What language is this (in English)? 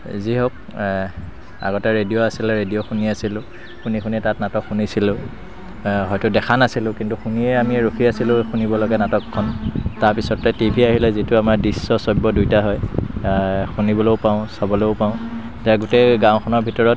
Assamese